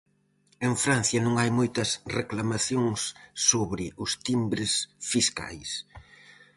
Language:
Galician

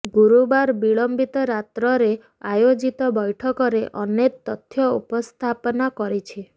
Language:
Odia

